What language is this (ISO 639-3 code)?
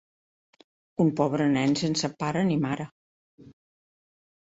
cat